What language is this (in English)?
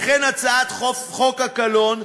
Hebrew